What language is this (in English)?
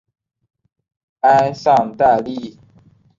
Chinese